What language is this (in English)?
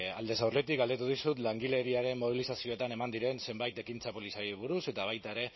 Basque